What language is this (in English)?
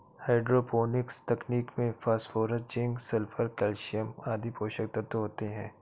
Hindi